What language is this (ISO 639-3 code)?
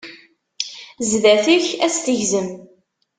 kab